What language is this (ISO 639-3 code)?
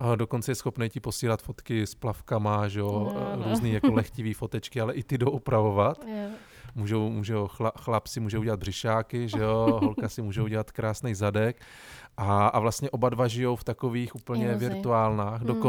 ces